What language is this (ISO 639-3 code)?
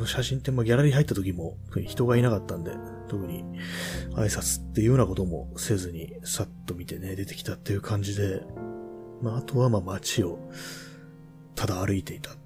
jpn